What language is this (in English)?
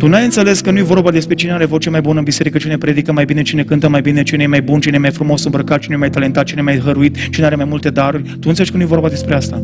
Romanian